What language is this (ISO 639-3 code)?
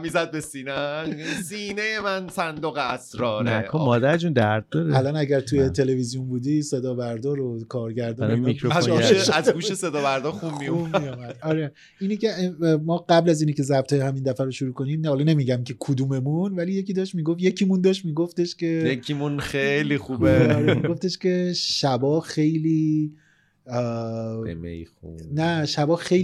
fas